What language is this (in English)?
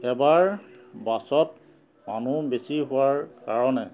Assamese